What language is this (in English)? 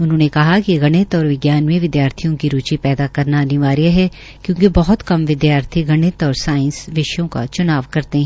Hindi